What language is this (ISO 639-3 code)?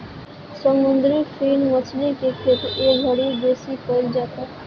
bho